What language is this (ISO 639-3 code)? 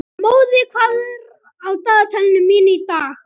isl